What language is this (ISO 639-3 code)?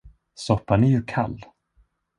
swe